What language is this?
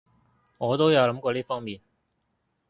Cantonese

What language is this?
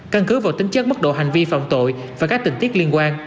Vietnamese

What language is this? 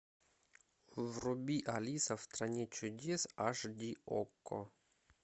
Russian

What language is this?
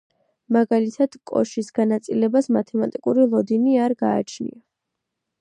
Georgian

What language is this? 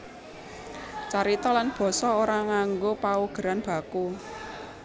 Javanese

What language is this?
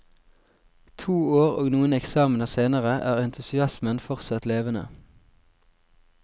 Norwegian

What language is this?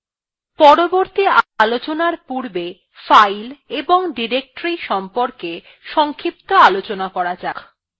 Bangla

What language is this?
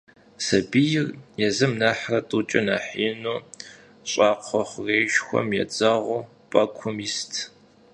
Kabardian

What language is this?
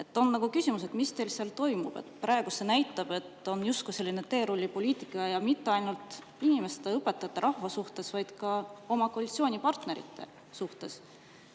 Estonian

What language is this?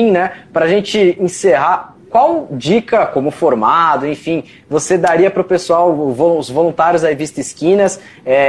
Portuguese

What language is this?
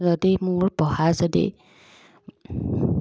Assamese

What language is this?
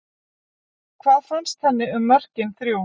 Icelandic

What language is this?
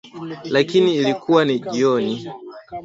Swahili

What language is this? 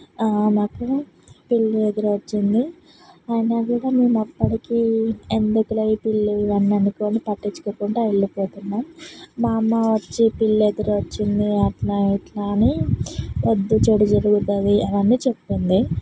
Telugu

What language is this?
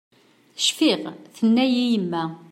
Kabyle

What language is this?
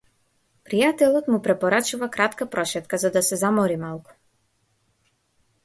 Macedonian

